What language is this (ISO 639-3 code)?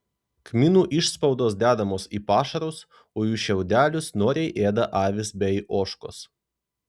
lit